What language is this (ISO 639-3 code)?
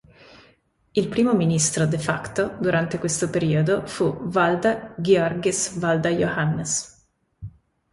ita